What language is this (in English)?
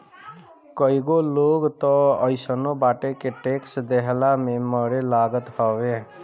Bhojpuri